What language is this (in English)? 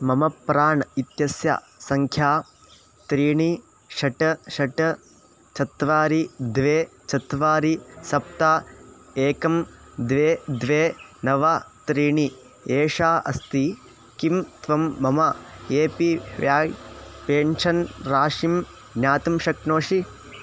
Sanskrit